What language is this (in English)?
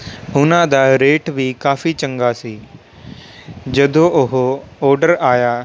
Punjabi